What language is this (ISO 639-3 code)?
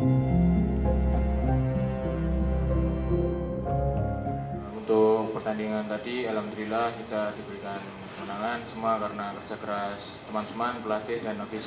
ind